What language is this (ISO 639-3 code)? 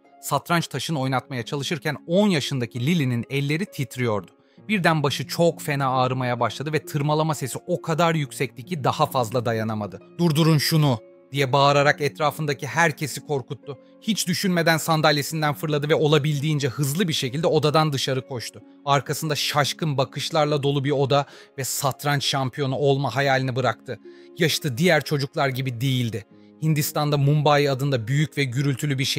tur